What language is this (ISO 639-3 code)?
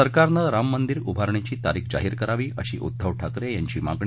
mar